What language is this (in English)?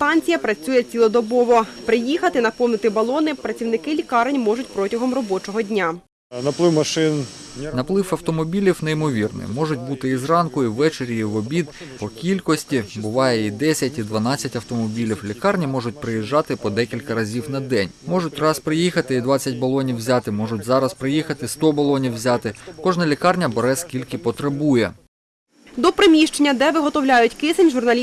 Ukrainian